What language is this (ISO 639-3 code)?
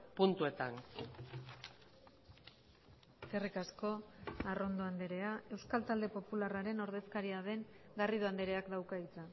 eus